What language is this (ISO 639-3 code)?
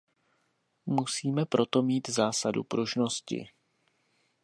ces